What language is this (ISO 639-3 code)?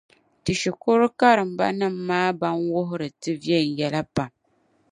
dag